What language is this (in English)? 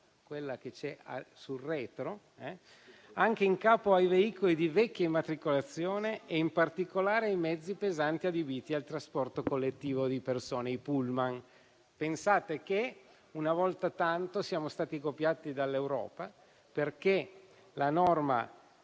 Italian